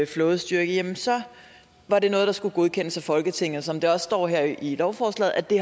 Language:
Danish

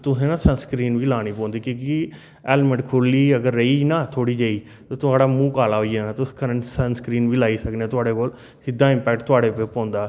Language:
Dogri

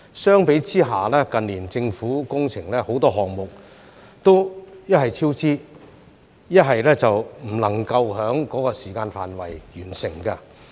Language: Cantonese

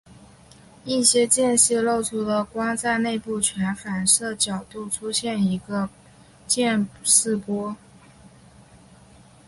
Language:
Chinese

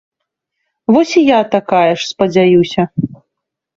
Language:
Belarusian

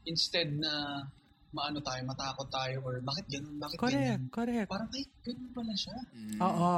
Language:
Filipino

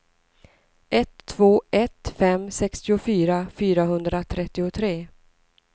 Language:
Swedish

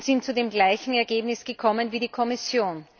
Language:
German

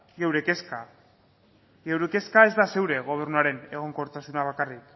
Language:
Basque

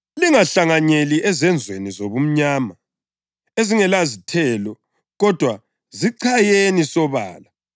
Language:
North Ndebele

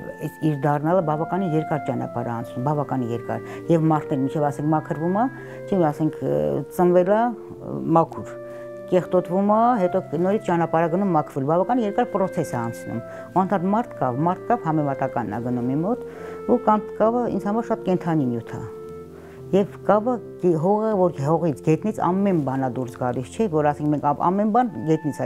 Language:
Persian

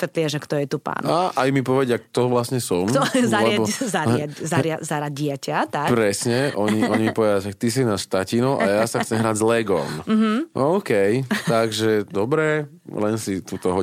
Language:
Slovak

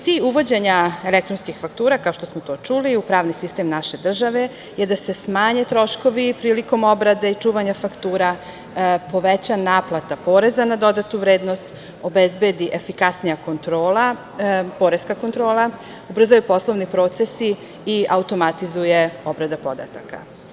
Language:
Serbian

